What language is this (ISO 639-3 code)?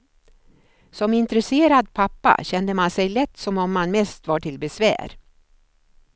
swe